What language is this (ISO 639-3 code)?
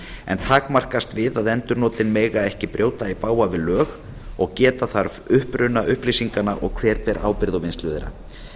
isl